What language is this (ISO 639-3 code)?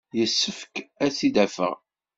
kab